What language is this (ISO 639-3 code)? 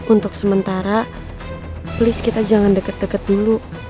ind